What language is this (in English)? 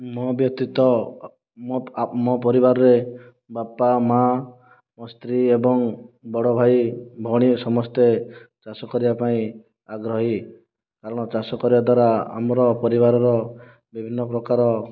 Odia